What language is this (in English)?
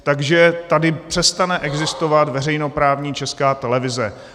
Czech